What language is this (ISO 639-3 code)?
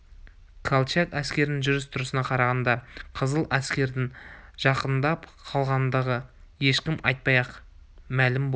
kaz